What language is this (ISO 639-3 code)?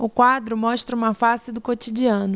por